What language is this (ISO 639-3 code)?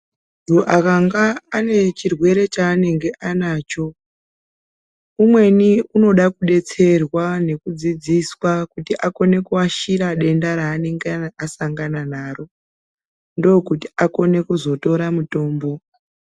ndc